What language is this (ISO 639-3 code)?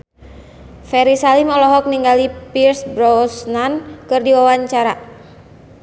sun